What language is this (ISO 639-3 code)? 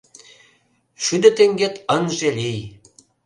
chm